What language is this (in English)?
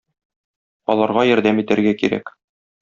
Tatar